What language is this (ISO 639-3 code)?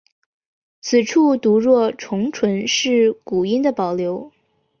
zho